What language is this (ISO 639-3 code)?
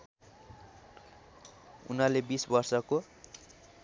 nep